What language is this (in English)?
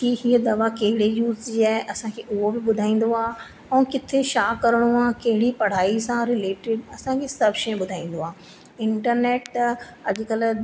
Sindhi